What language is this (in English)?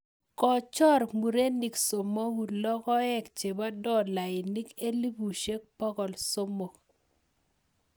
Kalenjin